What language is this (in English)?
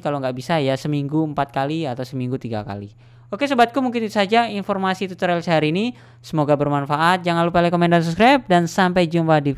Indonesian